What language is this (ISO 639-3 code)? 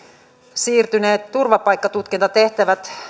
fin